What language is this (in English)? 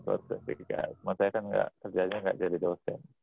Indonesian